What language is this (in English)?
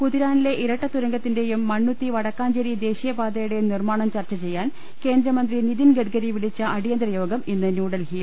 Malayalam